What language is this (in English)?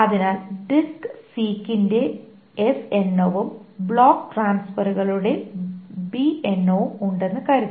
Malayalam